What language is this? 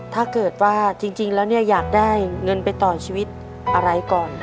Thai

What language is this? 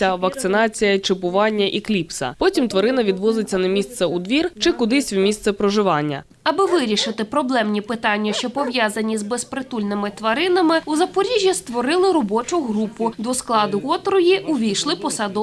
Ukrainian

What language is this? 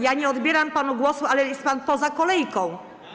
Polish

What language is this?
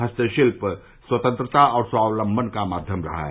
Hindi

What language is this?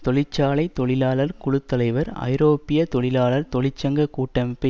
Tamil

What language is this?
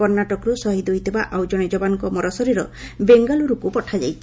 Odia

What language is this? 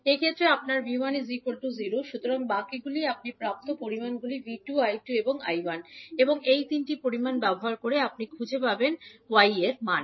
Bangla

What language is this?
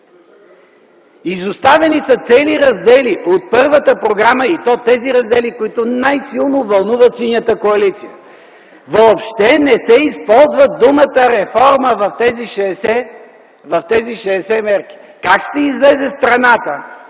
Bulgarian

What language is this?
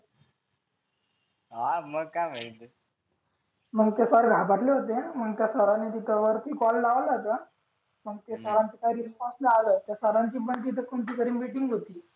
Marathi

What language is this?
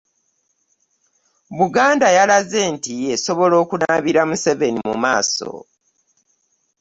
Ganda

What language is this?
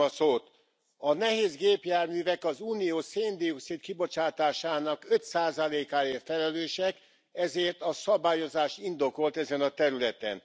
Hungarian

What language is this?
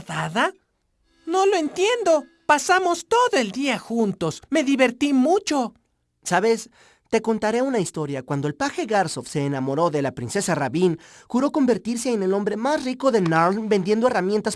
Spanish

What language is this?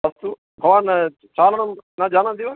Sanskrit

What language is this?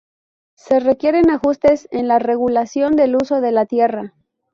Spanish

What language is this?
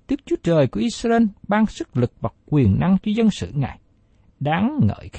Vietnamese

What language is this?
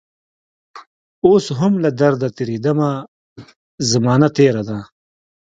Pashto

